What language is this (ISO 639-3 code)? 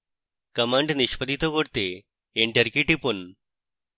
ben